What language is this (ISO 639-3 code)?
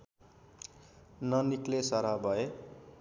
nep